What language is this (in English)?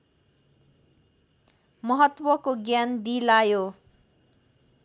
Nepali